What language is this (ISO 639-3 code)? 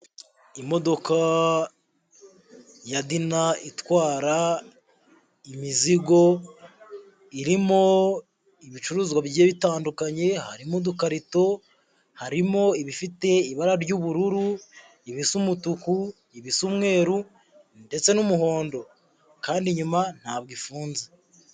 kin